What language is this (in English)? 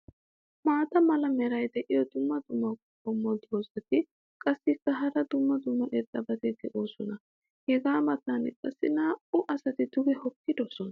Wolaytta